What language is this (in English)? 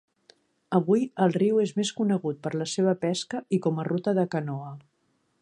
Catalan